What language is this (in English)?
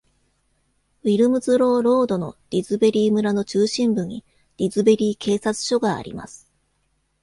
Japanese